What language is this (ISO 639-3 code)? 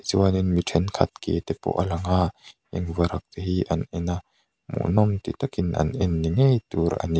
lus